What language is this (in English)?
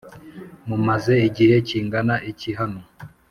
Kinyarwanda